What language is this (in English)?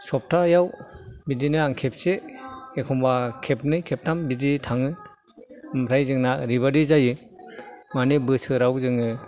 Bodo